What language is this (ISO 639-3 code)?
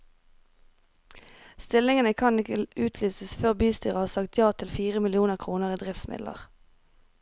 nor